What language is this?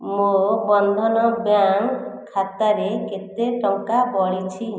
Odia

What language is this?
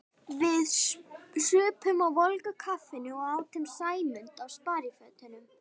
Icelandic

